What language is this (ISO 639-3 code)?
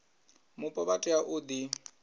ven